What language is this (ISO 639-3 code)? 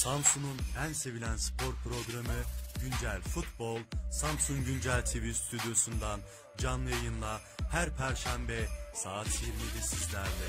tur